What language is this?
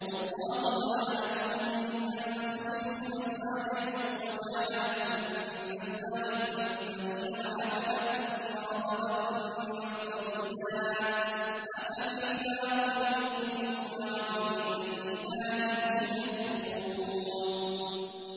Arabic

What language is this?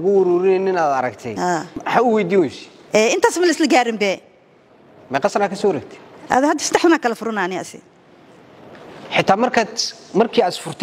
Arabic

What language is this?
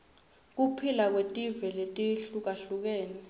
Swati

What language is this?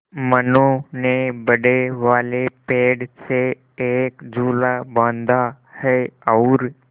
Hindi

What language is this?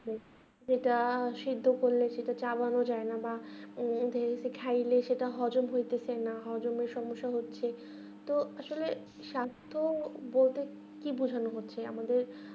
Bangla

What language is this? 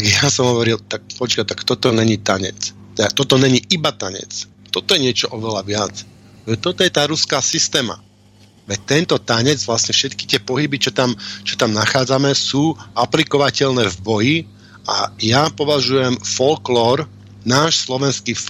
Slovak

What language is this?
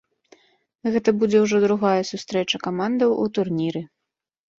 Belarusian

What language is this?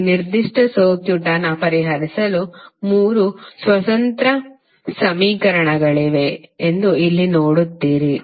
Kannada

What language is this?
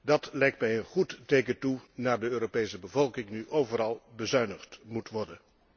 Dutch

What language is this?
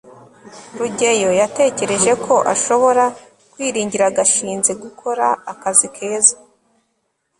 Kinyarwanda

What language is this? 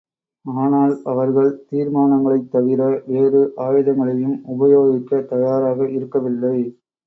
Tamil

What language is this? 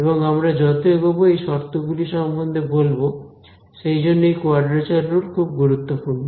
Bangla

